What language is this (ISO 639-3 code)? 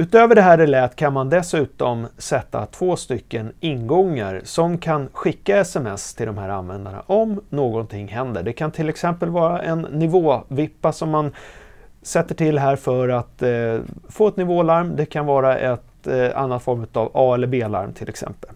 swe